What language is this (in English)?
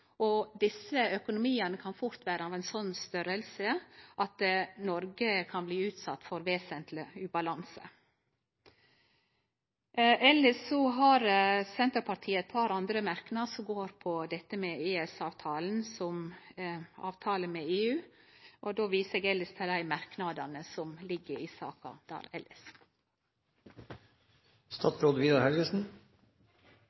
Norwegian Nynorsk